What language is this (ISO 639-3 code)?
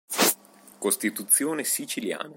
ita